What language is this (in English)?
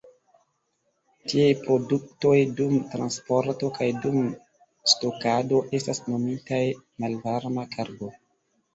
Esperanto